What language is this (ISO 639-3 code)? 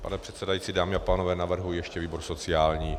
ces